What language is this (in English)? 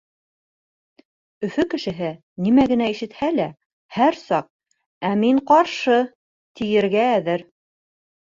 Bashkir